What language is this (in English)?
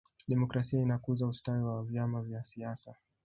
Swahili